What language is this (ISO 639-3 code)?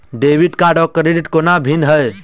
mai